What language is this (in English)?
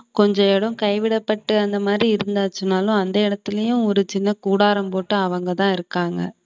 Tamil